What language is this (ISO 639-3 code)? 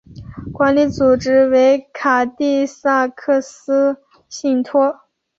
zho